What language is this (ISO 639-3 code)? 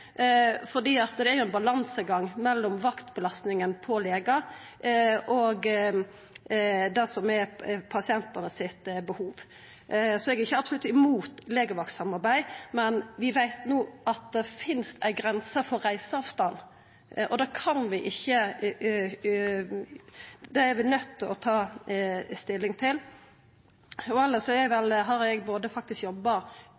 nno